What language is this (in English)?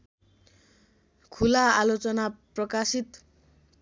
Nepali